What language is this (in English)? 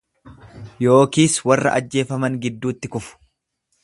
Oromo